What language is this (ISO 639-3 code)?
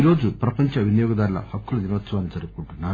tel